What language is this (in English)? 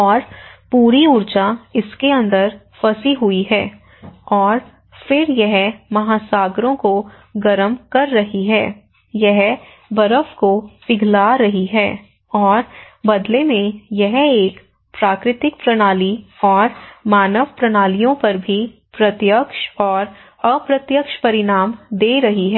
Hindi